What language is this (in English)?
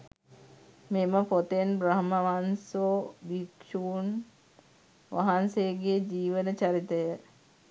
Sinhala